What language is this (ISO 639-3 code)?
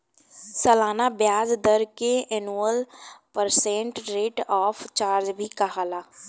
bho